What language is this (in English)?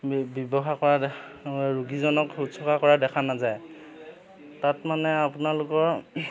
Assamese